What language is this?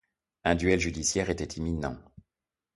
French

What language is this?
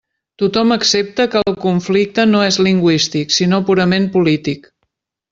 Catalan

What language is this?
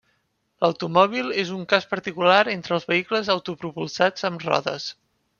Catalan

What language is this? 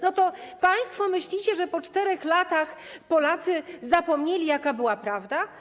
Polish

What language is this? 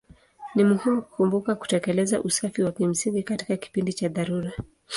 Swahili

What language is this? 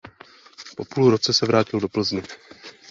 Czech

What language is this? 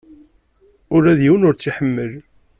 Kabyle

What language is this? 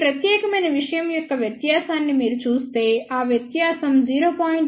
Telugu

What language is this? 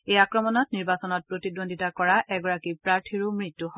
Assamese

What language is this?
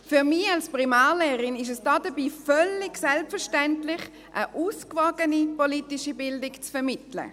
Swiss German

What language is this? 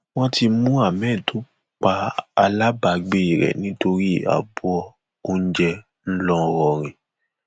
Yoruba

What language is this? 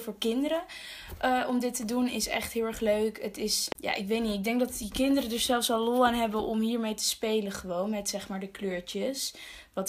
Dutch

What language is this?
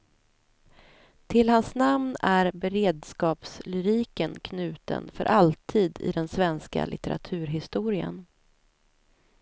Swedish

